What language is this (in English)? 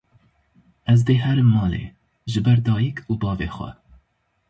Kurdish